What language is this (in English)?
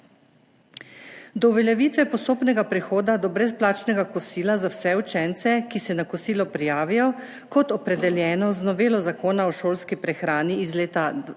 Slovenian